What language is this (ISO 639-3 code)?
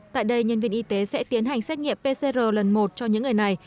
vie